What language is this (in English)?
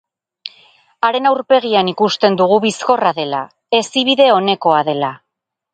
Basque